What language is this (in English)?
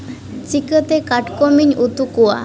Santali